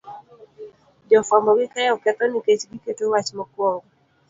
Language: Luo (Kenya and Tanzania)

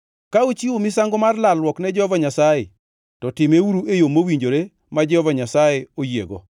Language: Luo (Kenya and Tanzania)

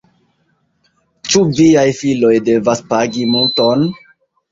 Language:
Esperanto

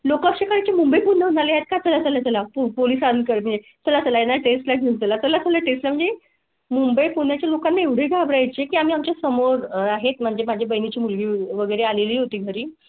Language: Marathi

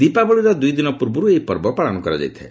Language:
Odia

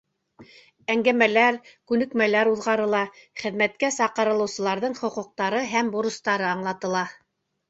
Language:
Bashkir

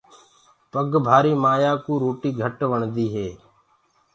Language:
Gurgula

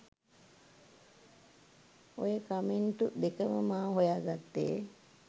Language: Sinhala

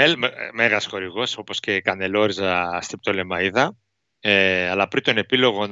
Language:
Greek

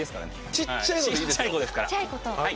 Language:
Japanese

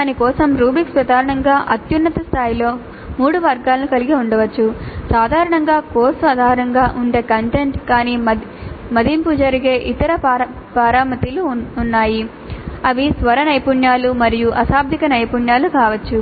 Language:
Telugu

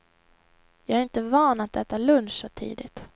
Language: Swedish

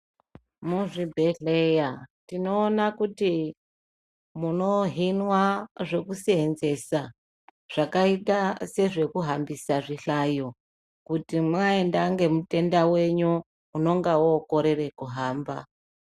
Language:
Ndau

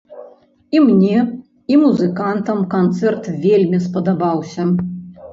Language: Belarusian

